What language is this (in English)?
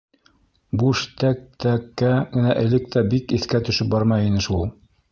Bashkir